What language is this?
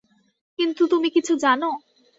Bangla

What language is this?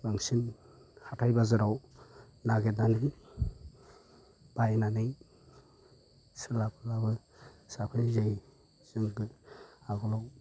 Bodo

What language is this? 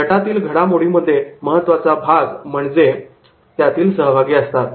Marathi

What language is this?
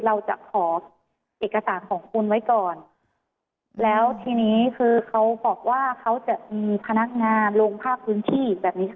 Thai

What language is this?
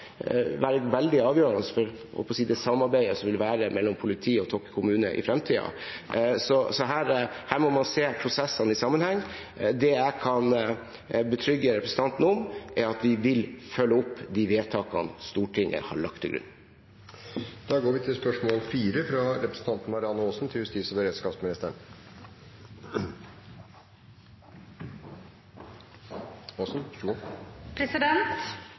Norwegian Bokmål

